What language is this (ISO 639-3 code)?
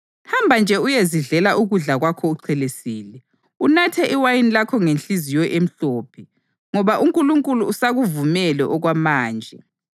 nde